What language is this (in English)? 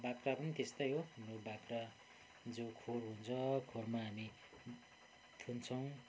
Nepali